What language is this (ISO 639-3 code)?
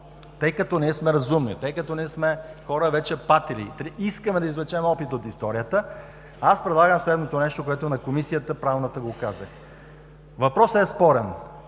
bul